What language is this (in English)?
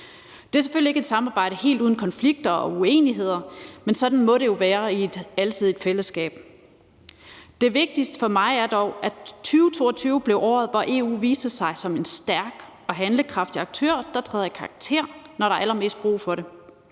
Danish